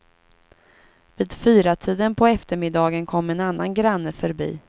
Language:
Swedish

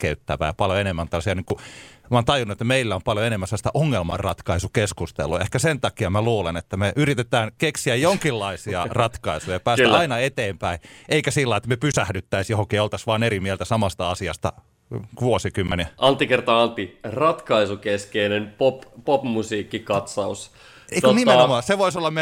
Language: Finnish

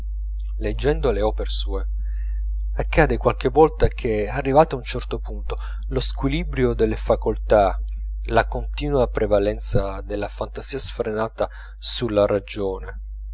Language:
Italian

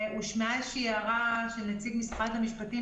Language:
Hebrew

